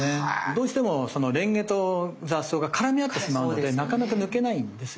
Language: Japanese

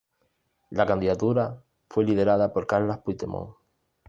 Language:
Spanish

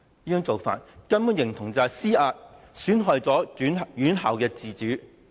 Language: Cantonese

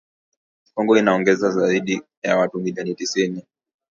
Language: Swahili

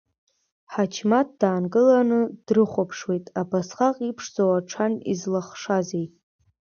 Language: Abkhazian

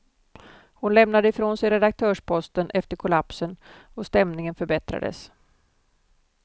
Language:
Swedish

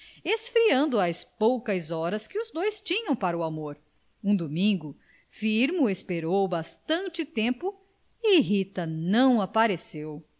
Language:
Portuguese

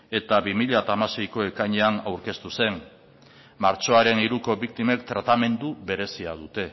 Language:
Basque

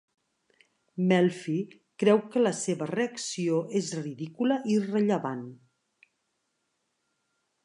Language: Catalan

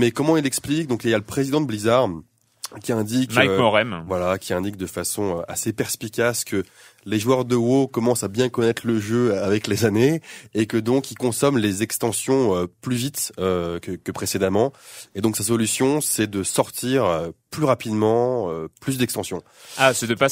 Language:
French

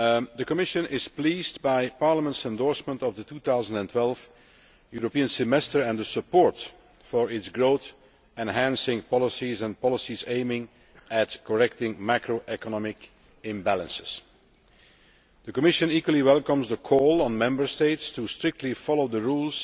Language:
English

